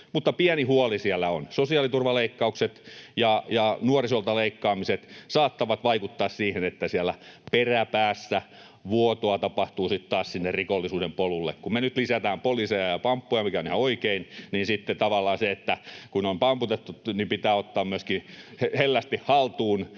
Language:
Finnish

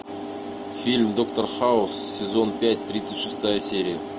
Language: Russian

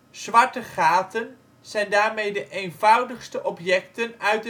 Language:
Dutch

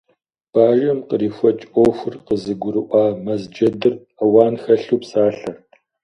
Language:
Kabardian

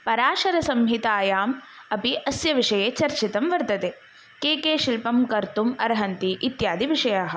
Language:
Sanskrit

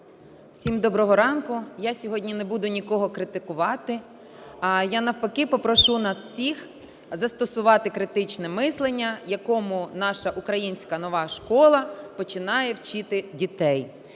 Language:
Ukrainian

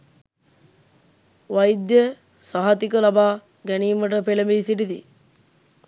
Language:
Sinhala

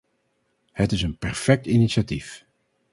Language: Dutch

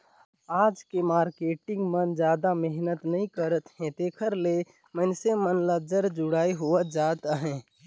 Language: Chhattisgarhi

